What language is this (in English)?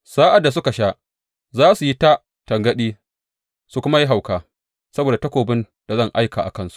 Hausa